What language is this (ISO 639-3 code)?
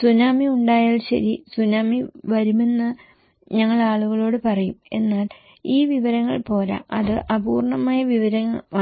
mal